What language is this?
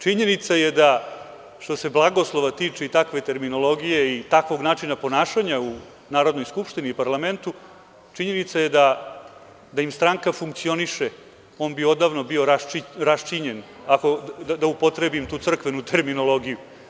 Serbian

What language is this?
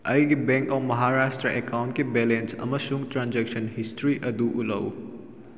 Manipuri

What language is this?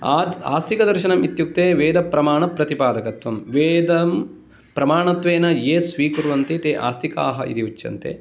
Sanskrit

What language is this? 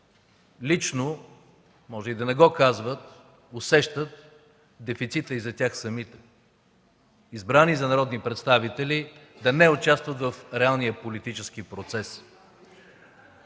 Bulgarian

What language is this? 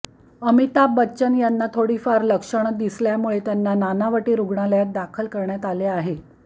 Marathi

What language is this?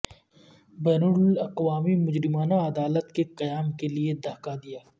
Urdu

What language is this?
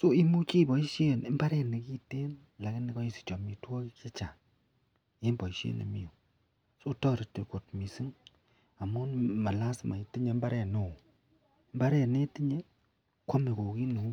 Kalenjin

